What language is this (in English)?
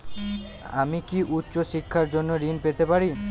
Bangla